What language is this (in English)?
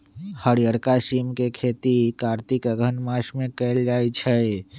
Magahi